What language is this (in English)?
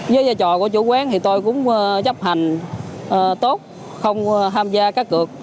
Vietnamese